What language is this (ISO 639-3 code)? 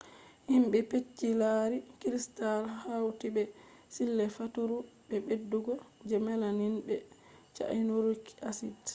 ful